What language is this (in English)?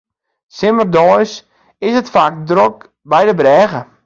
Western Frisian